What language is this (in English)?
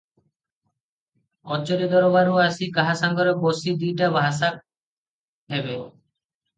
Odia